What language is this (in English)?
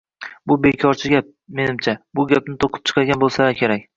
Uzbek